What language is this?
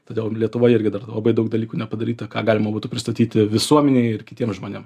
Lithuanian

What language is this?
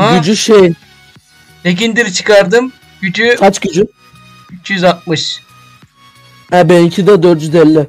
Turkish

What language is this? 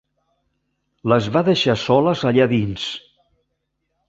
Catalan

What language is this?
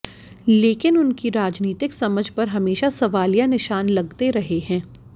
Hindi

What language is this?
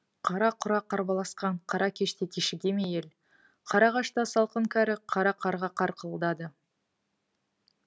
Kazakh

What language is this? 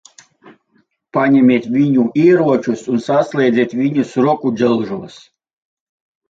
Latvian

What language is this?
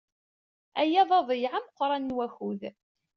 Kabyle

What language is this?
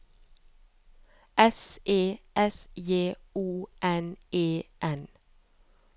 Norwegian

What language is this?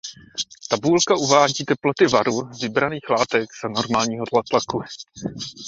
Czech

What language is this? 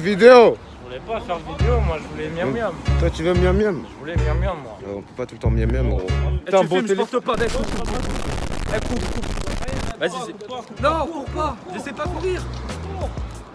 French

